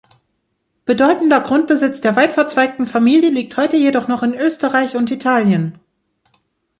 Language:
German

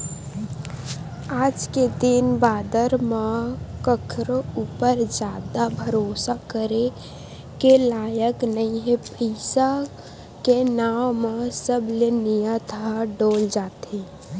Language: Chhattisgarhi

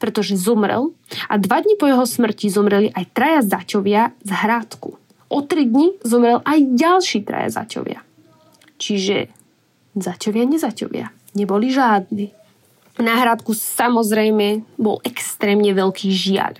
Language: Slovak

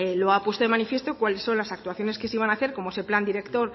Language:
Spanish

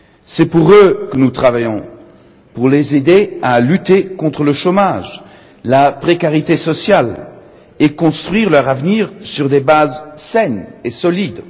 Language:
French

